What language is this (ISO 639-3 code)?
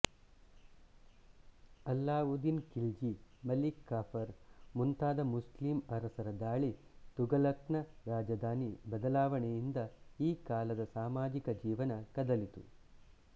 kan